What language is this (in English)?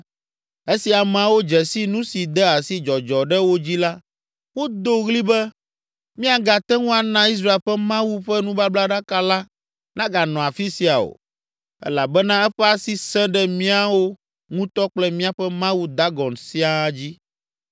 Ewe